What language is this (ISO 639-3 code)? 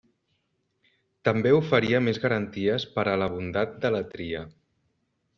cat